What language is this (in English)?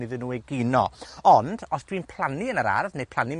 Welsh